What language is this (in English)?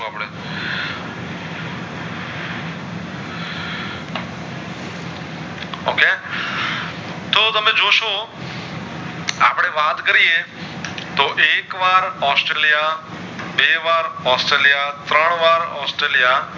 Gujarati